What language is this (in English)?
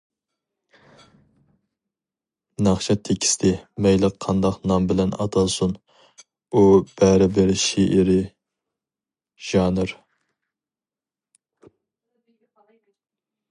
Uyghur